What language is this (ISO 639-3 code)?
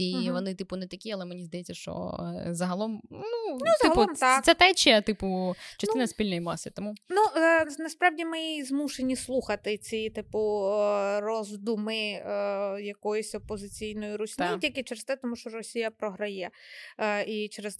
ukr